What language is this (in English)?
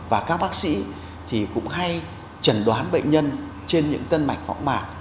Vietnamese